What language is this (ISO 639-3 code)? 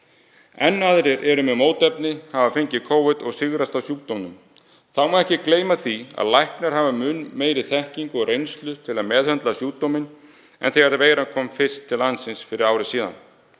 isl